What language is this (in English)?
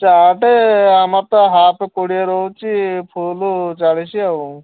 Odia